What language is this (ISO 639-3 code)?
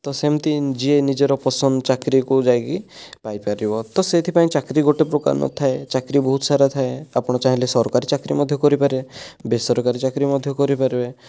ori